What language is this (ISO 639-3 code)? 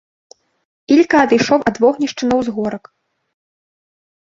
bel